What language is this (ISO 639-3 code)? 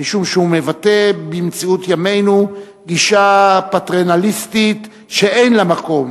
heb